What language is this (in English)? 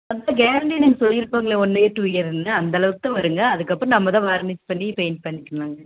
Tamil